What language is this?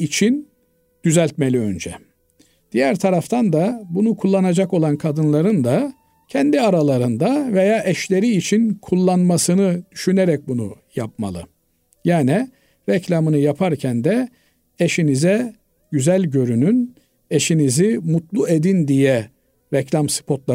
Turkish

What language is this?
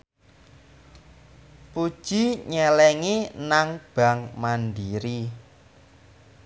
Javanese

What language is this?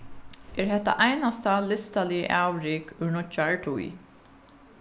Faroese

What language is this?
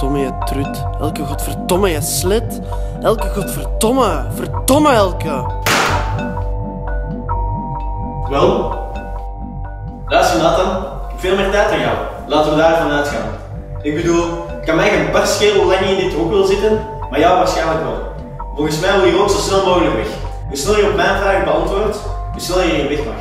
Dutch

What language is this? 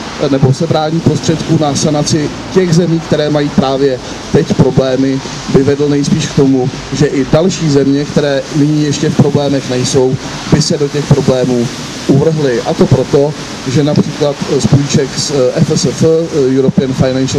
Czech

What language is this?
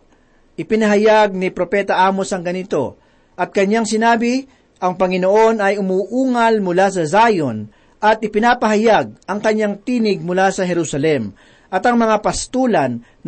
Filipino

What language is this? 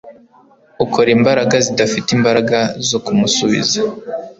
Kinyarwanda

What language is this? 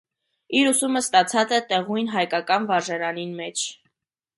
Armenian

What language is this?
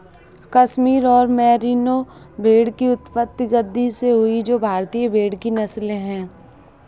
Hindi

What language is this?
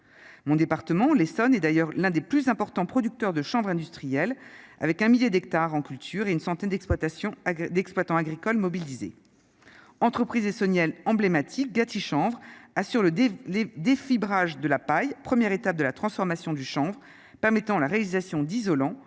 French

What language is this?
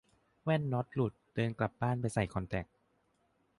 Thai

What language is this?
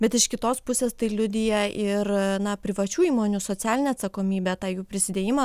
Lithuanian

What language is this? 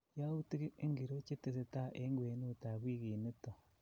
Kalenjin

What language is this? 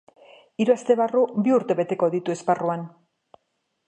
Basque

